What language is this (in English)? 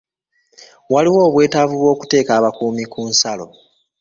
Ganda